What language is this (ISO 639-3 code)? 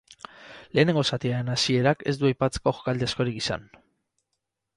eus